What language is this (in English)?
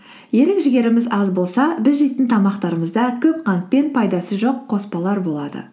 Kazakh